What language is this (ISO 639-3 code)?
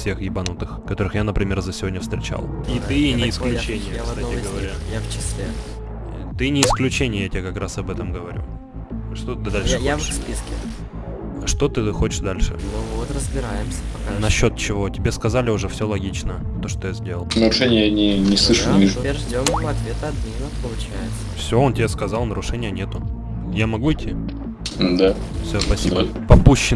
rus